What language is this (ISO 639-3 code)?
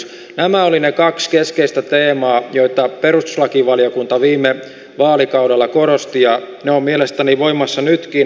fin